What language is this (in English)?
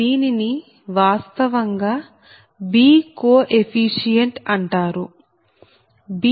Telugu